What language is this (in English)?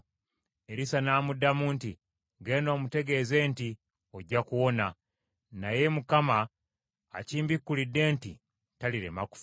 Ganda